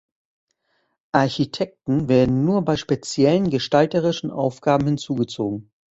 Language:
German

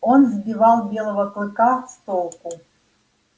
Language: Russian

